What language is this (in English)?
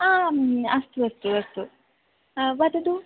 Sanskrit